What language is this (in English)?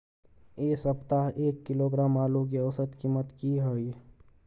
Maithili